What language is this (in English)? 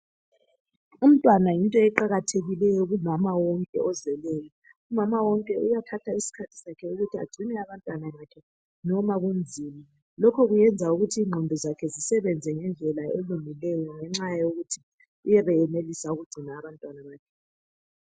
North Ndebele